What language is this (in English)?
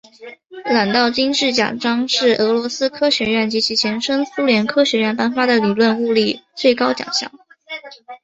Chinese